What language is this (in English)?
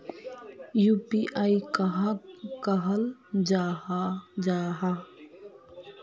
Magahi